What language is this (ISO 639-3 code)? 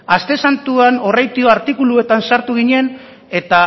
eus